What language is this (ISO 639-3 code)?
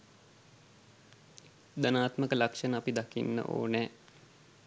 sin